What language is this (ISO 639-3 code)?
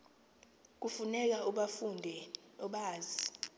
xho